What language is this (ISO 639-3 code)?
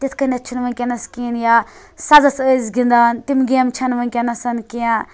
kas